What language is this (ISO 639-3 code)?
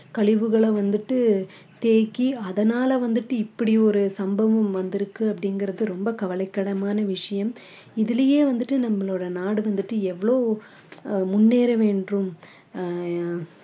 tam